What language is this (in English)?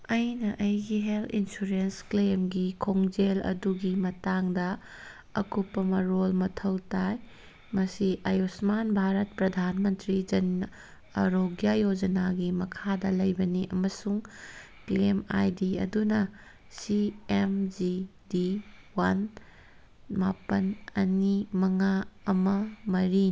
Manipuri